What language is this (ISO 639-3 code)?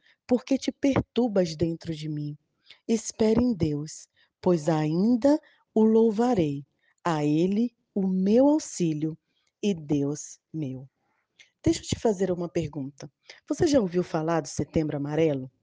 por